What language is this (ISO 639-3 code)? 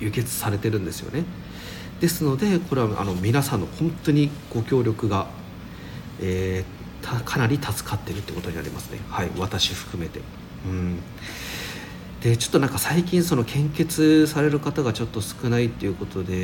jpn